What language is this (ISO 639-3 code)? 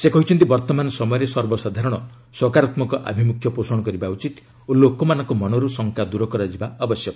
ori